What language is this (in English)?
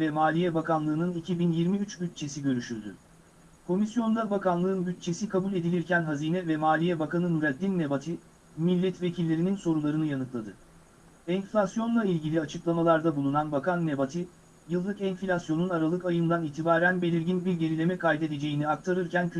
Turkish